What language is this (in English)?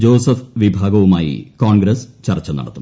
Malayalam